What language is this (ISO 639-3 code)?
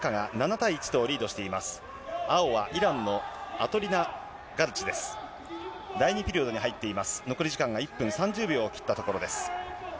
jpn